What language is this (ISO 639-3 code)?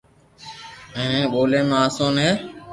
lrk